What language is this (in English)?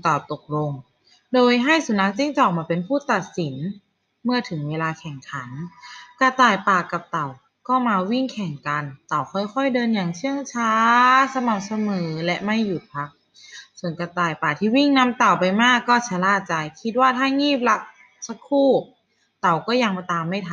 Thai